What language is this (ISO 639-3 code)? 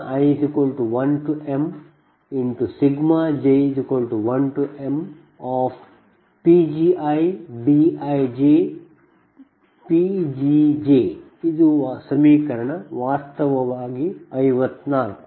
kan